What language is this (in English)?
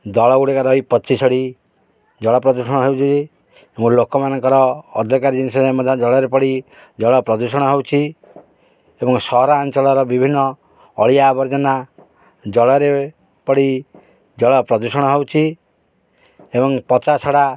Odia